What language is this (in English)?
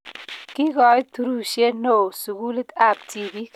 Kalenjin